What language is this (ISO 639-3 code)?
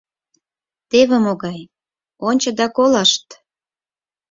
chm